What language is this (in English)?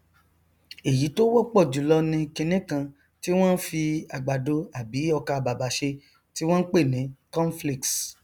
Yoruba